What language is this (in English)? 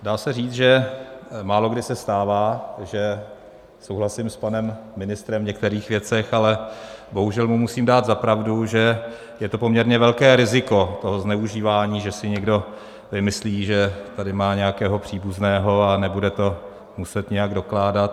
Czech